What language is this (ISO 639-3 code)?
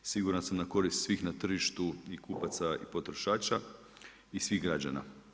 hrv